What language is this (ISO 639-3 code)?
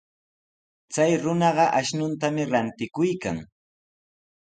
qws